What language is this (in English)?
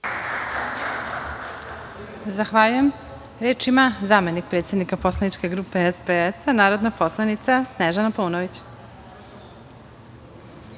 Serbian